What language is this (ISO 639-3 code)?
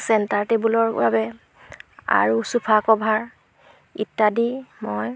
asm